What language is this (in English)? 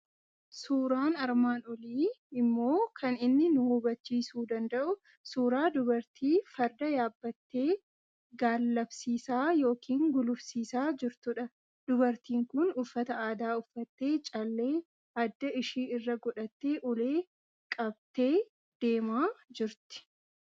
Oromo